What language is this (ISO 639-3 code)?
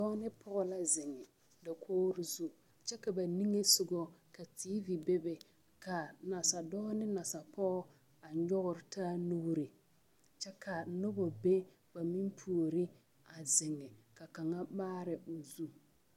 dga